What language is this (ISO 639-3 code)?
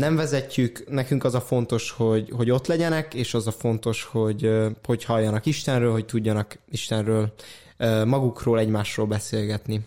hun